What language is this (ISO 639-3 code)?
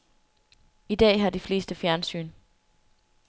dan